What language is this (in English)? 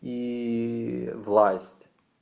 Russian